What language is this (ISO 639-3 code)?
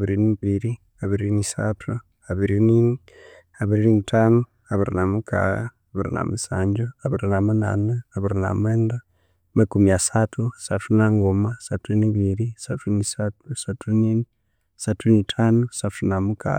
koo